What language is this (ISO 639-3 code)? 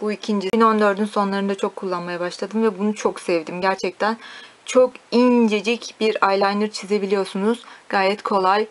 tur